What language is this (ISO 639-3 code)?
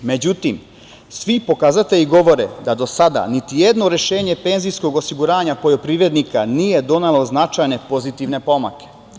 srp